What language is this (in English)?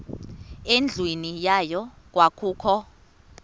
Xhosa